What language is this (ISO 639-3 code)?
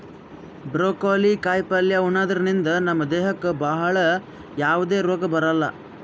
kan